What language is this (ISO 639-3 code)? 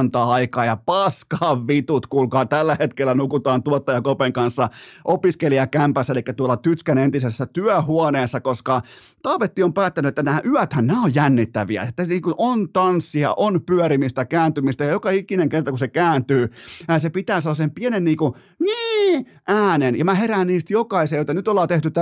fin